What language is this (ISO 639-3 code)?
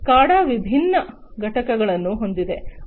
kan